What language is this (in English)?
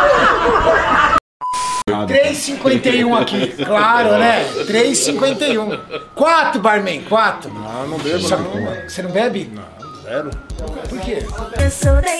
Portuguese